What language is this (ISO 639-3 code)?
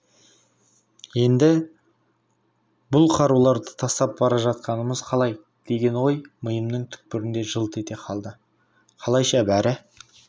kaz